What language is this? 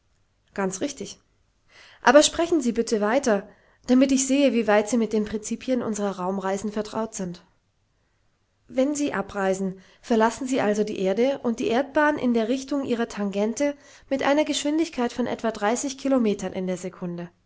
German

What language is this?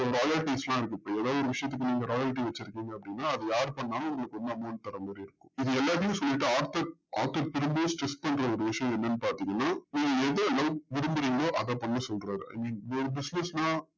Tamil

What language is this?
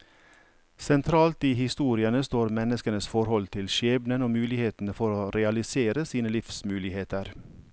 Norwegian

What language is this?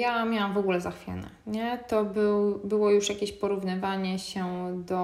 Polish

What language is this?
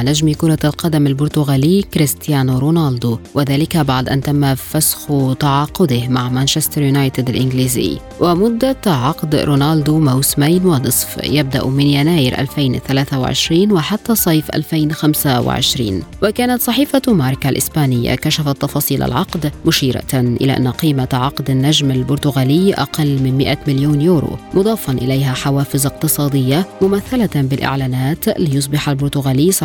Arabic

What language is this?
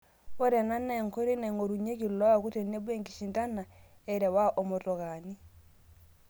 Masai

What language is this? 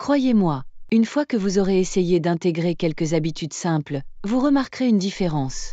French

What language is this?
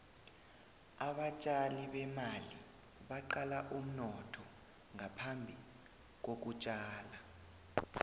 South Ndebele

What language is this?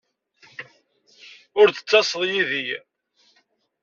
Kabyle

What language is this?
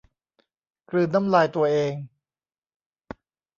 Thai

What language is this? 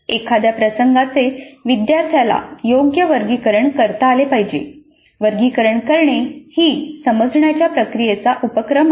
Marathi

